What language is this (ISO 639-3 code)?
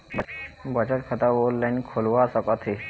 hne